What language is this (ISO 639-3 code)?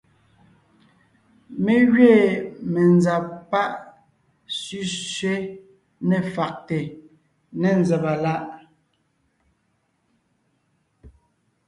nnh